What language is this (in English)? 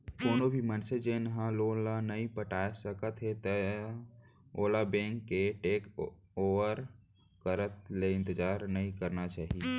Chhattisgarhi